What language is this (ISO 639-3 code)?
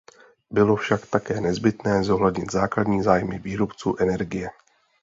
ces